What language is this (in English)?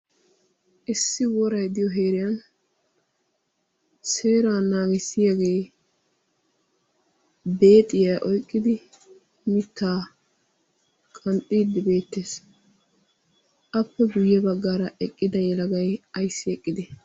Wolaytta